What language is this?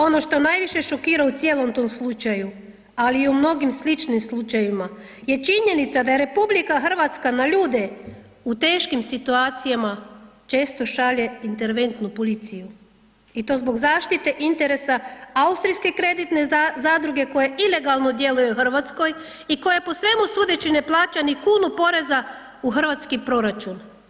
Croatian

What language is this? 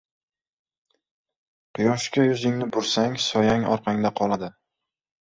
Uzbek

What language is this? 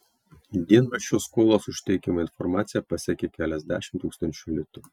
Lithuanian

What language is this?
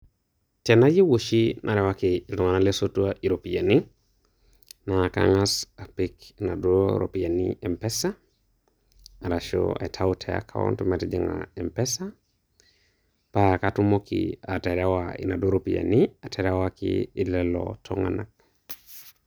Masai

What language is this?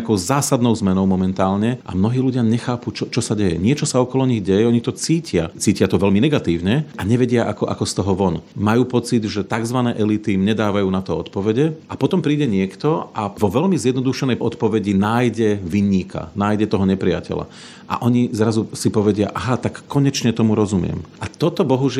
Slovak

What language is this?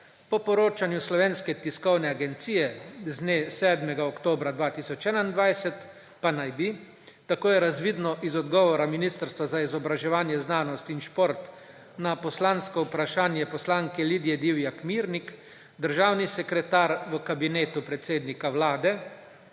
Slovenian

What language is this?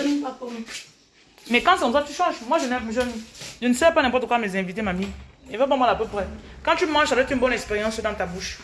French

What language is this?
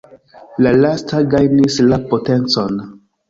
Esperanto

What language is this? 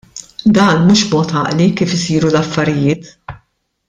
Maltese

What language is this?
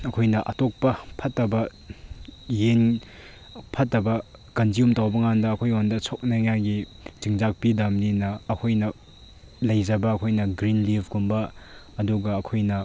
Manipuri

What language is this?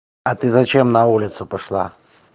Russian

